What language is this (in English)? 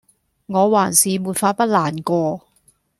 Cantonese